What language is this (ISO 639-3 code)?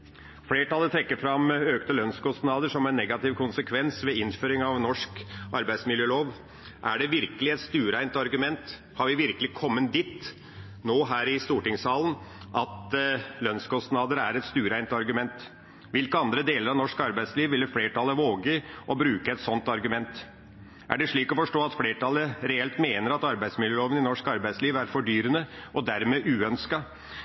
nob